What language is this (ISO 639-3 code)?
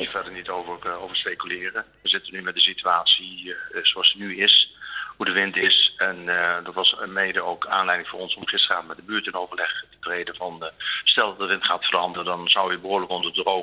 nld